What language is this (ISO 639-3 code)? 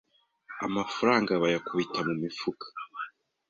kin